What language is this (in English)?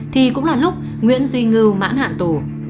Vietnamese